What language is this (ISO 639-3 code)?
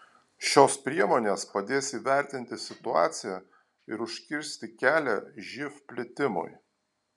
lit